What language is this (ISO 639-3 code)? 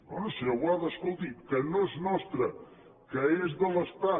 cat